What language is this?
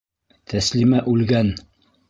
Bashkir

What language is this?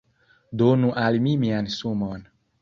Esperanto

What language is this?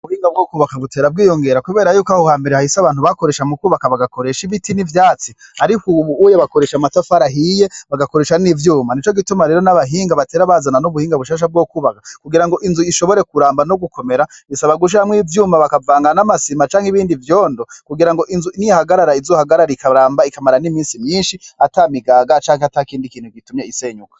Rundi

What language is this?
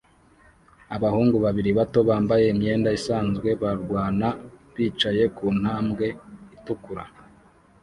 Kinyarwanda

